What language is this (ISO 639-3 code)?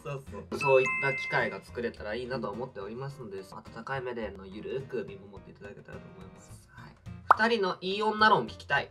jpn